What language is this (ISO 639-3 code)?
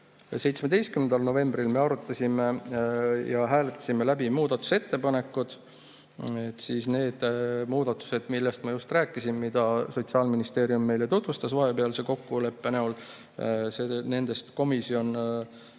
est